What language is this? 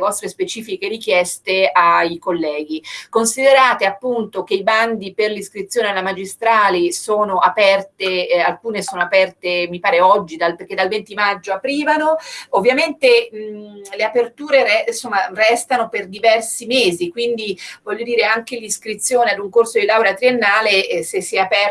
Italian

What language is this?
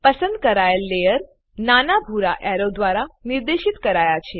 Gujarati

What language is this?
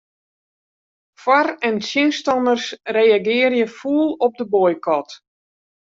Western Frisian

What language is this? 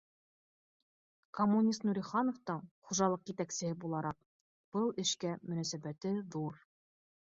Bashkir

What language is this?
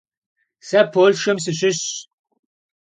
Kabardian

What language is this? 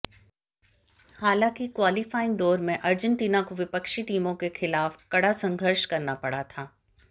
Hindi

